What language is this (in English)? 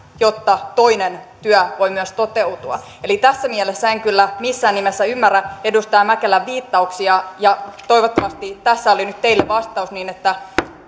Finnish